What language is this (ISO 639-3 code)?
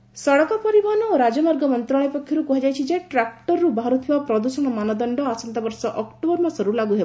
ori